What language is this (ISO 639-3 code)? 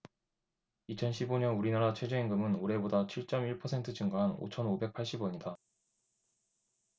kor